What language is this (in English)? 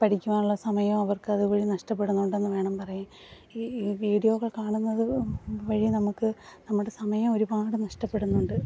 Malayalam